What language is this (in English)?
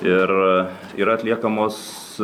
Lithuanian